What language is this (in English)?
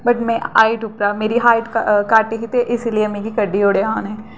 Dogri